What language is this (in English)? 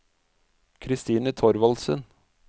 Norwegian